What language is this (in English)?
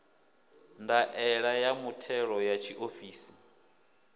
Venda